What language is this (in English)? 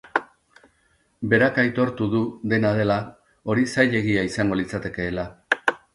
Basque